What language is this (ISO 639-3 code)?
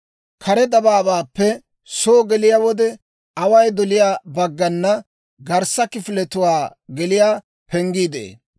dwr